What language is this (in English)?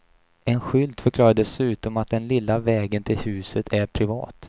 Swedish